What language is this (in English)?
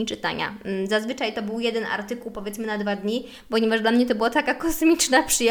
Polish